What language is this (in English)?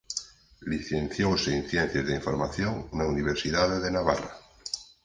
Galician